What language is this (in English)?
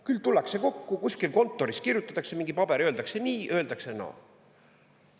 Estonian